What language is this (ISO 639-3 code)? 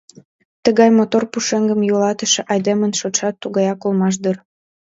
chm